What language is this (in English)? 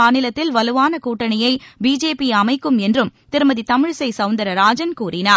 Tamil